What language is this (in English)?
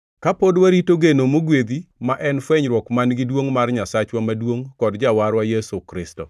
Luo (Kenya and Tanzania)